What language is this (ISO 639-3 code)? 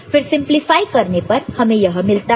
hin